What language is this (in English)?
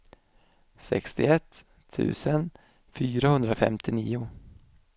Swedish